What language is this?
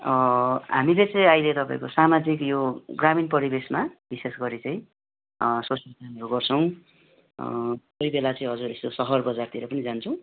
Nepali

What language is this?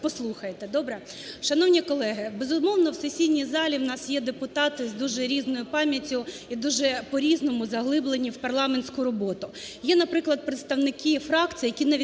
Ukrainian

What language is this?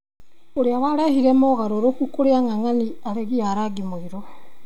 Kikuyu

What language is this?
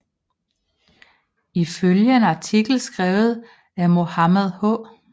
Danish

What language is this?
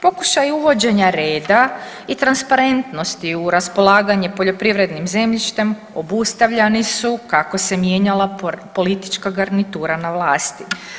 Croatian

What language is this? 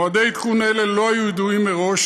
Hebrew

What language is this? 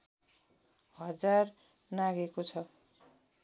Nepali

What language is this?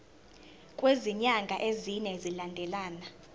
Zulu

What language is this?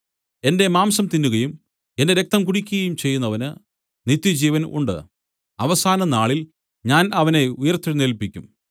Malayalam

